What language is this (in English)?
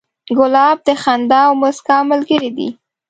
Pashto